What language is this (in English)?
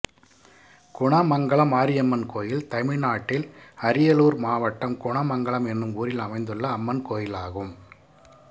Tamil